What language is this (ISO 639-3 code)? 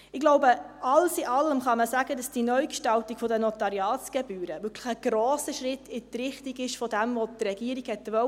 gsw